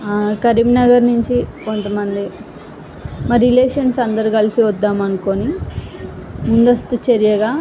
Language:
Telugu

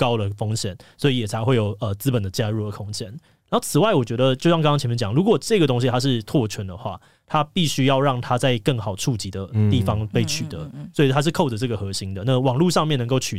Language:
Chinese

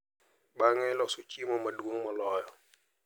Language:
Luo (Kenya and Tanzania)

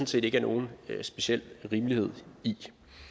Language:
Danish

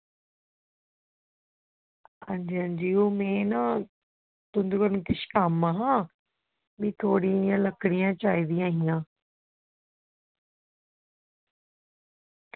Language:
Dogri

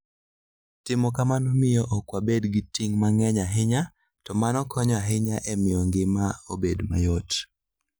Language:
Luo (Kenya and Tanzania)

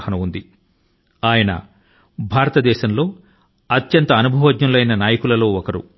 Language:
Telugu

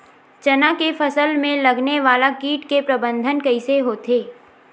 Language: Chhattisgarhi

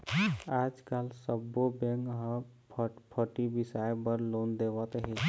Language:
Chhattisgarhi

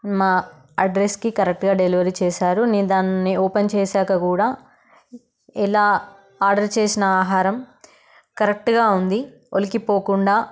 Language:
Telugu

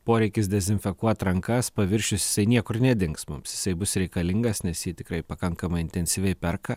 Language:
Lithuanian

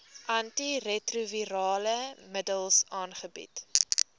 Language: Afrikaans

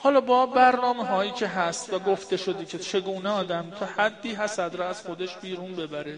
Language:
Persian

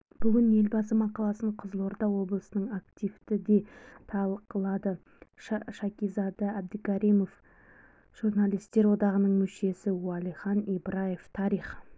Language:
Kazakh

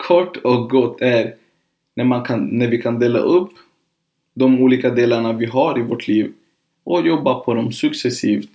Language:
Swedish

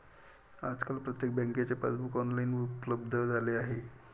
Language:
Marathi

